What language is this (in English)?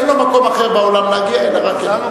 Hebrew